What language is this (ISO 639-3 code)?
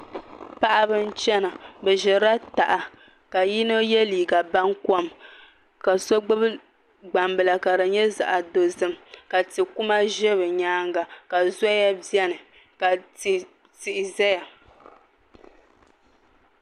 dag